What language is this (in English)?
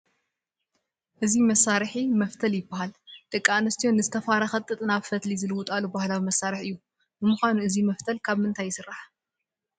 Tigrinya